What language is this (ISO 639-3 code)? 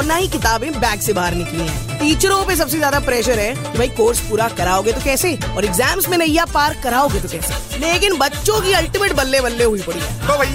hin